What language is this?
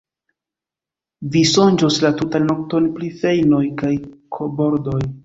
Esperanto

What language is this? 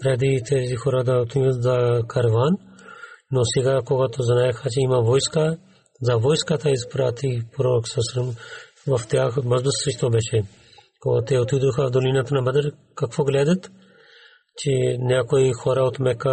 Bulgarian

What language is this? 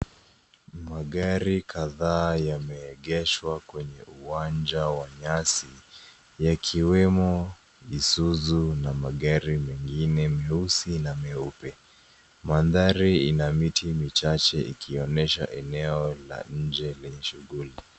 Swahili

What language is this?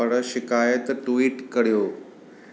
Sindhi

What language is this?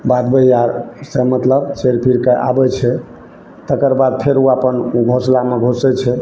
Maithili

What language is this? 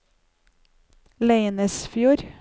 Norwegian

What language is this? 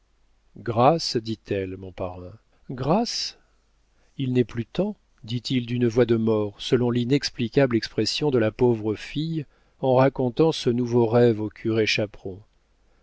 French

